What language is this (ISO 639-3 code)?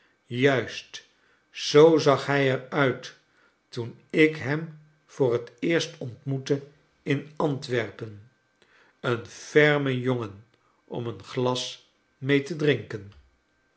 nld